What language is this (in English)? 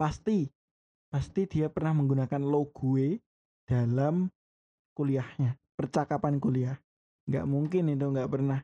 Indonesian